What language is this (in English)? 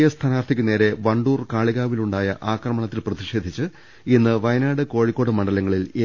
Malayalam